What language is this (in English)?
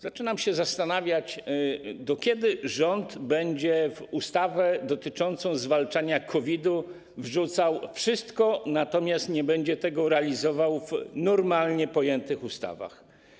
Polish